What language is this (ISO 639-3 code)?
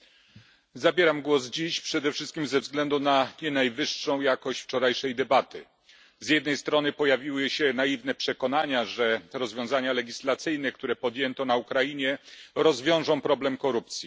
pol